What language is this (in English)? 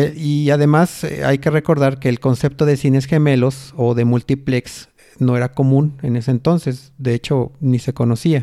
Spanish